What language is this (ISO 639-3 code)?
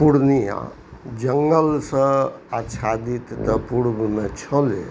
mai